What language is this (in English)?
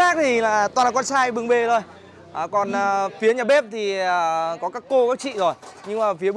Vietnamese